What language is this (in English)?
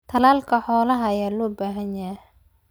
Somali